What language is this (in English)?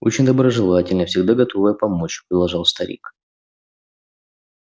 Russian